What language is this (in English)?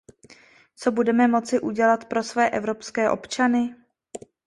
Czech